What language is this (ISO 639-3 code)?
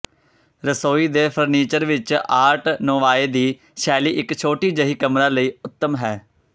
pan